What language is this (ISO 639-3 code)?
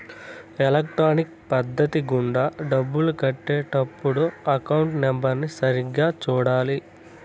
tel